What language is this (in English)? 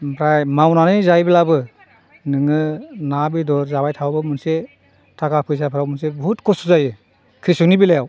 Bodo